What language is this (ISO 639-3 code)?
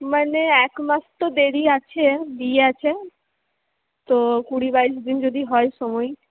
ben